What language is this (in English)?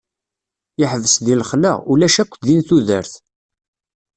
Kabyle